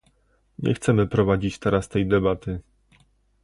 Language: Polish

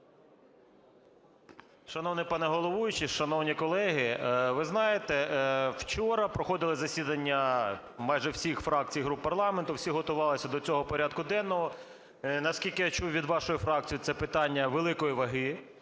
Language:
Ukrainian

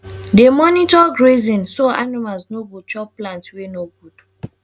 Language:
Nigerian Pidgin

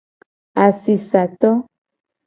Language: Gen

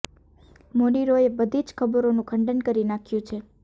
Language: Gujarati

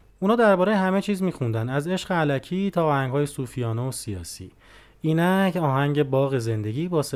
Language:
Persian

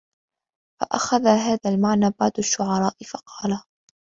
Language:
Arabic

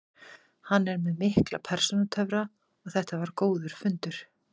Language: Icelandic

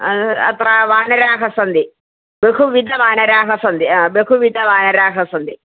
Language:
Sanskrit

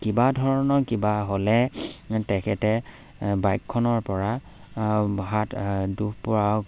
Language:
Assamese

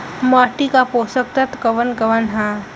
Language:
Bhojpuri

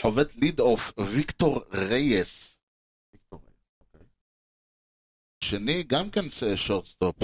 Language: Hebrew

